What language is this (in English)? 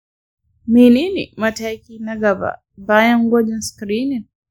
Hausa